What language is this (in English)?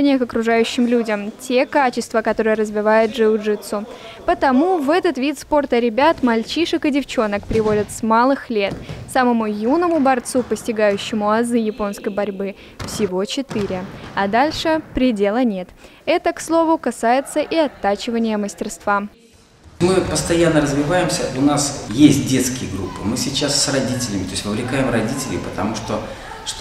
Russian